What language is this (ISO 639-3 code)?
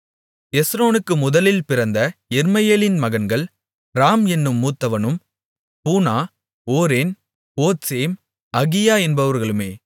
tam